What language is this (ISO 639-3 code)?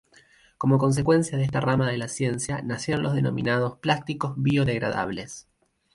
spa